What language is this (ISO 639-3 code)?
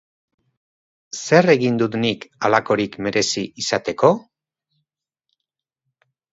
eus